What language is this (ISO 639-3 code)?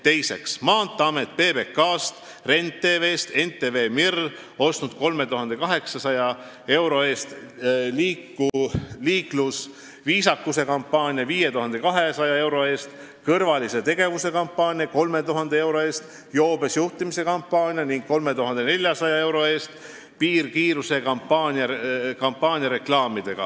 est